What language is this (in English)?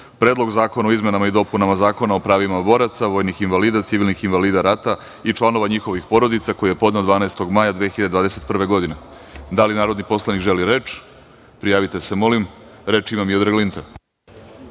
Serbian